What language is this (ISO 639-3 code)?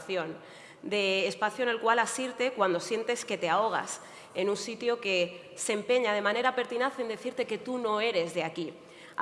spa